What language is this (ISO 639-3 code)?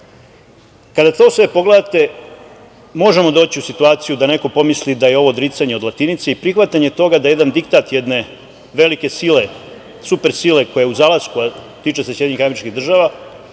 srp